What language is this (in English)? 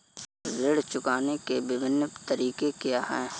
Hindi